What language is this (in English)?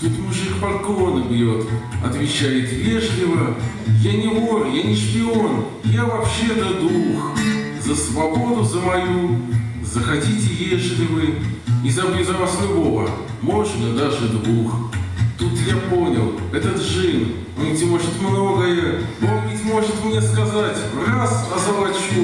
Russian